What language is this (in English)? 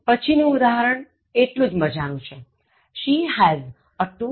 Gujarati